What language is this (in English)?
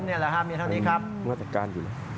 Thai